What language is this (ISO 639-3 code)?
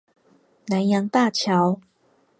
zho